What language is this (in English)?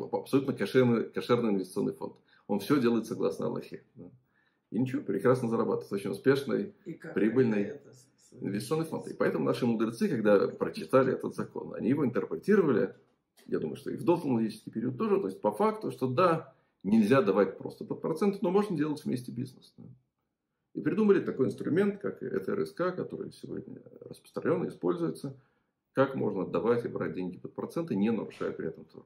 Russian